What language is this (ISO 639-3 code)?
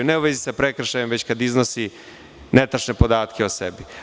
srp